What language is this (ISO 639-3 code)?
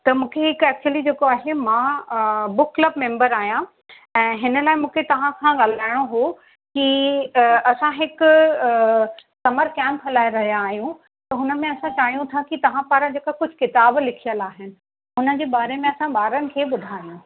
snd